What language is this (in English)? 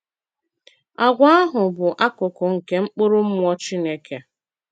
Igbo